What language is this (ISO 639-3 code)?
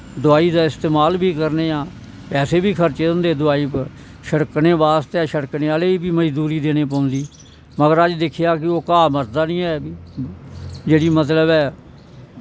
doi